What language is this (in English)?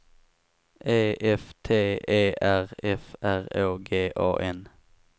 Swedish